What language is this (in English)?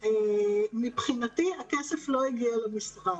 Hebrew